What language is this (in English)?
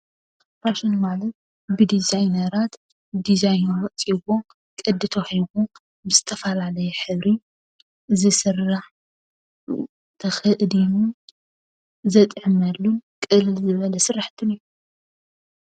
Tigrinya